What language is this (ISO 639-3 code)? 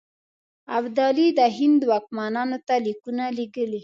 pus